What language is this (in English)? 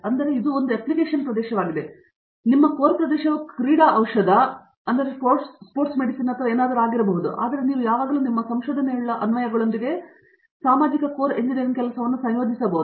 Kannada